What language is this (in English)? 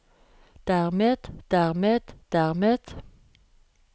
Norwegian